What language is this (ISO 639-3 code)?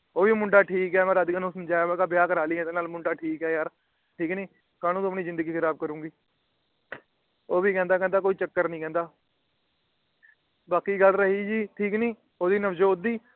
pan